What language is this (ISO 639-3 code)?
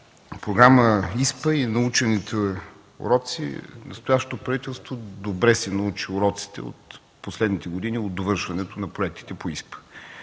bul